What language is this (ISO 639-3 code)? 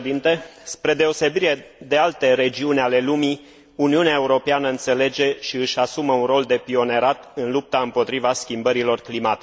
ron